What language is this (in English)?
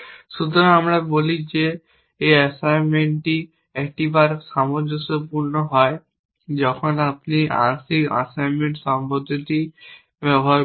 Bangla